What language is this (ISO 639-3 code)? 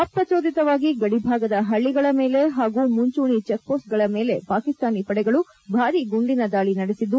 kan